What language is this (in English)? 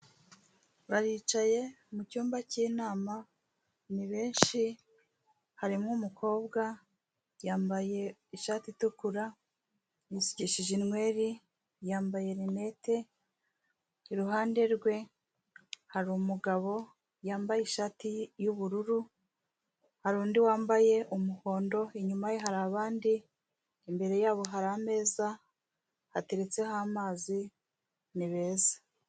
Kinyarwanda